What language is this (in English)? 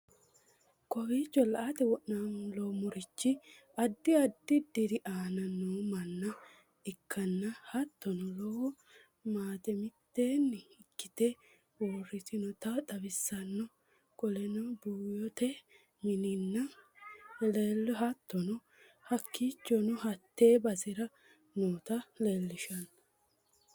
Sidamo